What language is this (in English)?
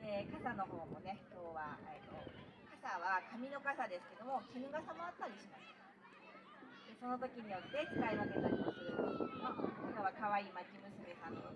Japanese